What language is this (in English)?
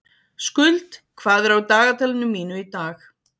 Icelandic